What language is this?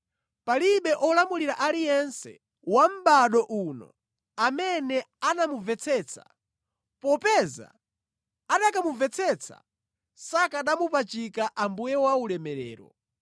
Nyanja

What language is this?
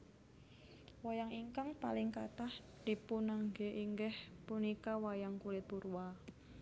Javanese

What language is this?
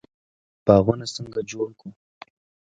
Pashto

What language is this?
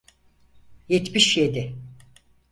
Turkish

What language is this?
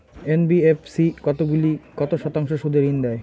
Bangla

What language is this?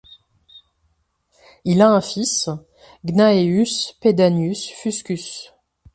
French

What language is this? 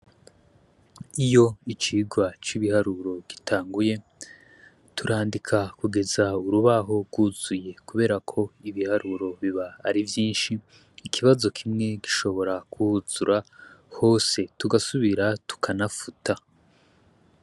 Rundi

